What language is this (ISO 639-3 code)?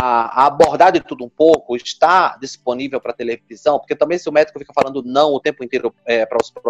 por